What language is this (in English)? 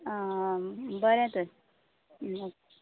Konkani